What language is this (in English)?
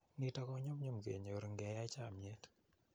Kalenjin